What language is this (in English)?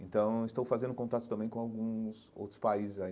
Portuguese